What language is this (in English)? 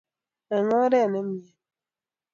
Kalenjin